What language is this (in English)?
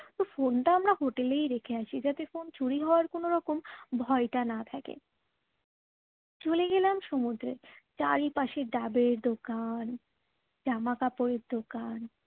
Bangla